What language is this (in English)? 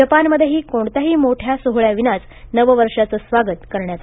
Marathi